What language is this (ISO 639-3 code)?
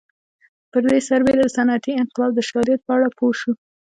pus